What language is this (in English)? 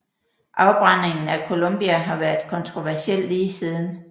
Danish